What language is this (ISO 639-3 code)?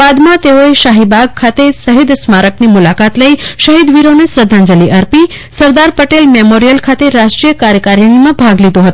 guj